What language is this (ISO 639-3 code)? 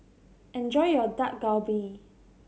eng